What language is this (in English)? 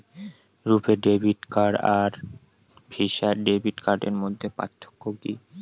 Bangla